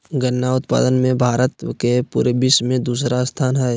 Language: Magahi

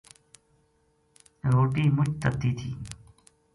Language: Gujari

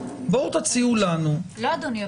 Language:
Hebrew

